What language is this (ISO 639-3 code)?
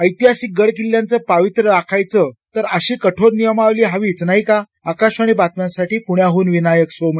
mar